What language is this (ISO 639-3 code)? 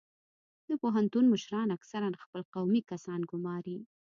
pus